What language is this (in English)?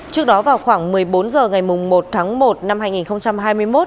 Vietnamese